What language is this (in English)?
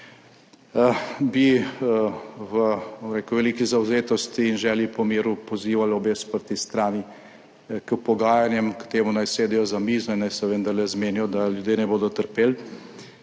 Slovenian